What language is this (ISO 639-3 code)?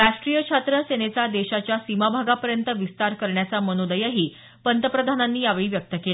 mar